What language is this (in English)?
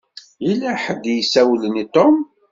Kabyle